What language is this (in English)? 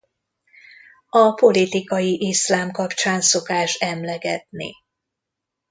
Hungarian